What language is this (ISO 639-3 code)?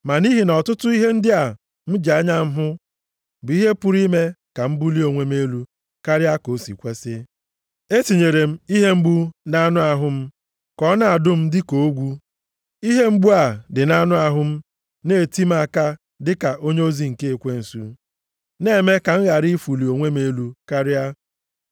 ibo